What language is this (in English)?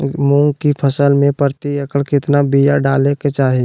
Magahi